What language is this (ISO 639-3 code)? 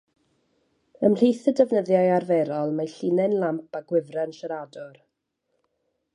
cym